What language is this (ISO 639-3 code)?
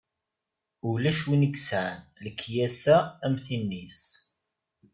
kab